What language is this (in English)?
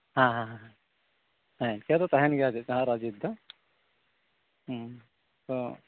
Santali